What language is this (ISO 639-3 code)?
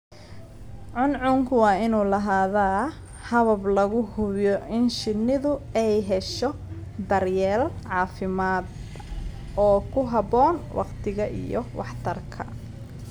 som